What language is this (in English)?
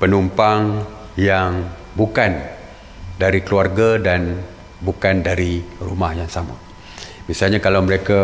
Malay